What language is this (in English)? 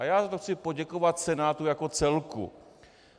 Czech